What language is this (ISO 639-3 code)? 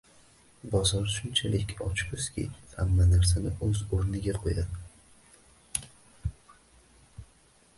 uzb